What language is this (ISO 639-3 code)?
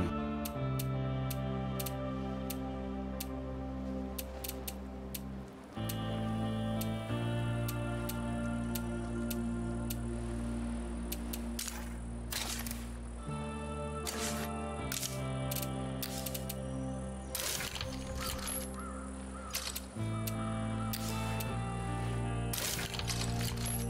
deu